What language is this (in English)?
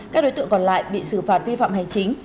Vietnamese